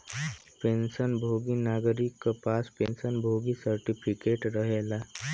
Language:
Bhojpuri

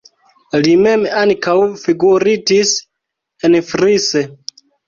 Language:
Esperanto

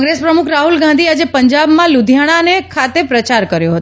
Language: Gujarati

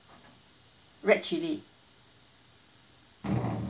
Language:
English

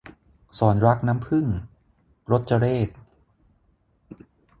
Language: Thai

